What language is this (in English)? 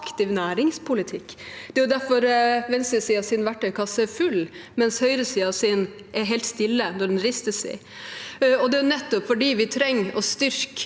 Norwegian